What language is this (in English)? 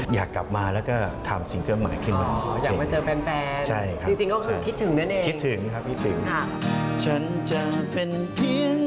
Thai